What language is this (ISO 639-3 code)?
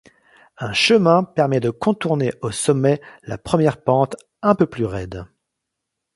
fra